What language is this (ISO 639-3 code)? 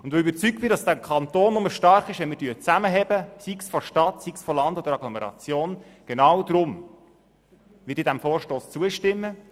gsw